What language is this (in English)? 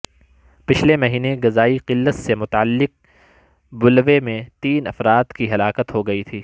Urdu